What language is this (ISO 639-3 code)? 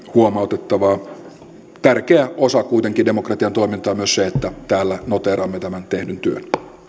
fin